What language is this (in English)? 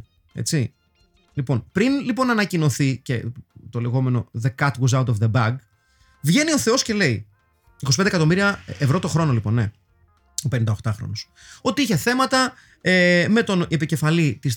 Greek